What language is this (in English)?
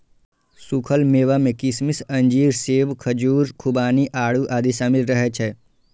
Maithili